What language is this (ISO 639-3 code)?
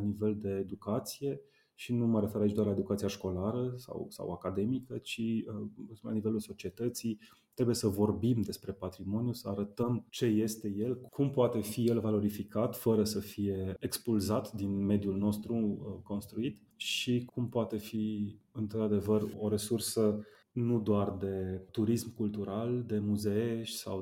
ron